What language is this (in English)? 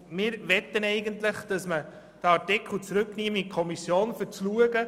Swiss German